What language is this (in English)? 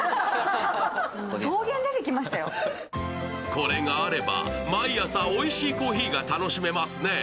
Japanese